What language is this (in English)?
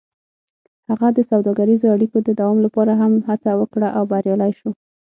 Pashto